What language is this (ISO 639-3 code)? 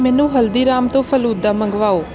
pan